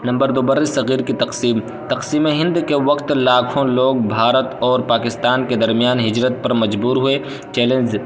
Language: Urdu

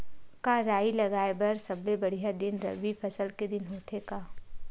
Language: Chhattisgarhi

